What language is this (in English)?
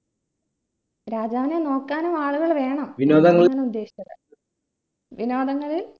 Malayalam